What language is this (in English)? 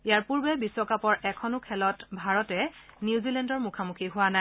Assamese